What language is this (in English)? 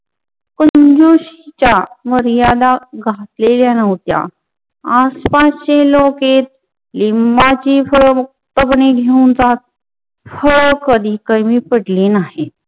Marathi